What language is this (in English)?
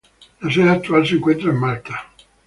Spanish